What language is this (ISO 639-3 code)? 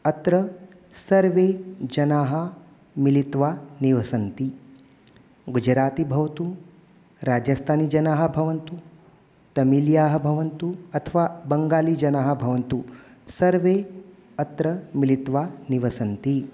san